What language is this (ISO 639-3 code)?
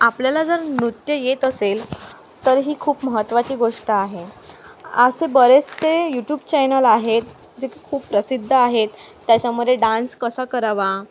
mar